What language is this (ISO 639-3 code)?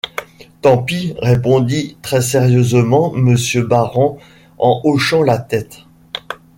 fra